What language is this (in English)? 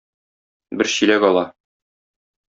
Tatar